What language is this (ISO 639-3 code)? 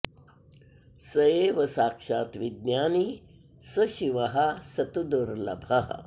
san